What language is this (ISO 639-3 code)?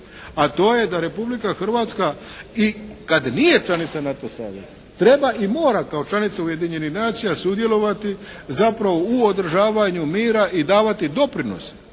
hrv